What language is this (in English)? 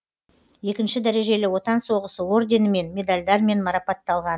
Kazakh